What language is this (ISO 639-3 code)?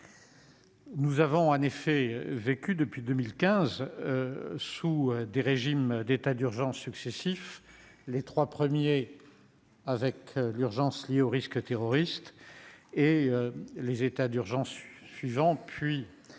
fra